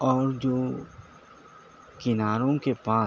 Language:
Urdu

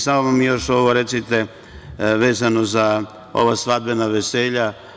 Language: Serbian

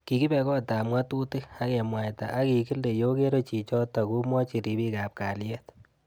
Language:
Kalenjin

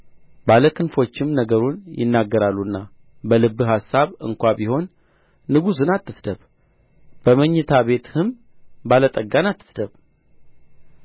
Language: Amharic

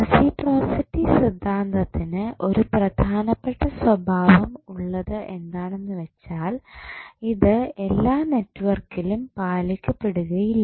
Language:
Malayalam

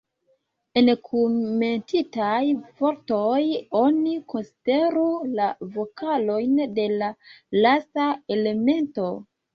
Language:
Esperanto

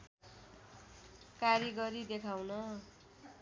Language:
Nepali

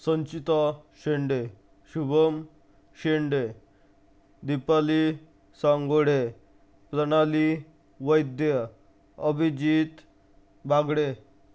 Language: Marathi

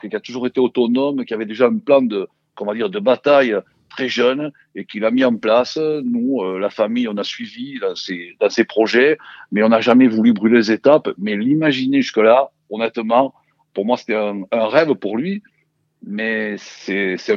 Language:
French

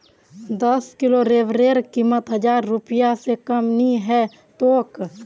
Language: Magahi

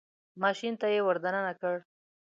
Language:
Pashto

